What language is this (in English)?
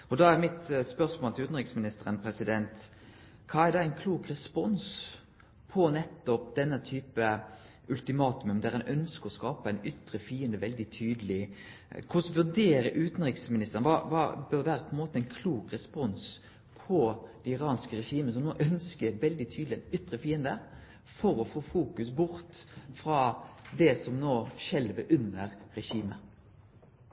Norwegian Nynorsk